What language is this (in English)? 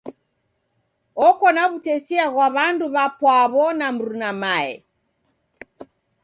Taita